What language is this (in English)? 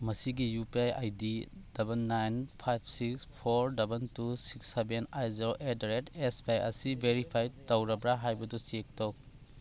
Manipuri